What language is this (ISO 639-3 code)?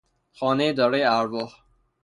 fas